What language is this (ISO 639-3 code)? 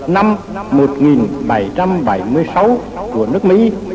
vie